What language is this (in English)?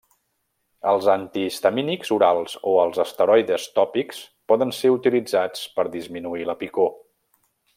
Catalan